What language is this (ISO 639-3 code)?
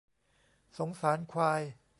tha